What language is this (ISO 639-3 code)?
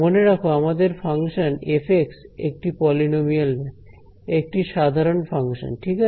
ben